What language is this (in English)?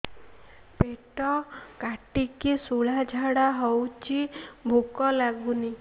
Odia